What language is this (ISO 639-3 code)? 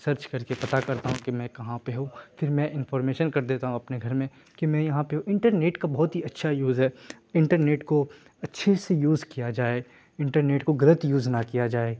urd